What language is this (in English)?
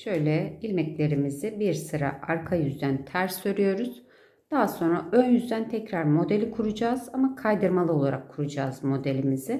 Turkish